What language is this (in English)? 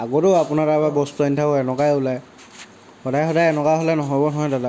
Assamese